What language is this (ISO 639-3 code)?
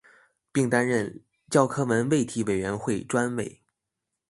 zho